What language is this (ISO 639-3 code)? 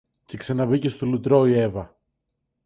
ell